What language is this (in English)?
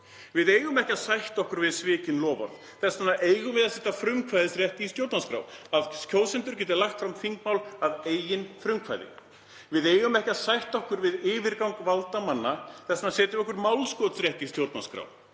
Icelandic